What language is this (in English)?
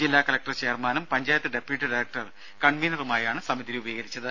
Malayalam